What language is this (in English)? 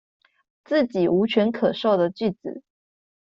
Chinese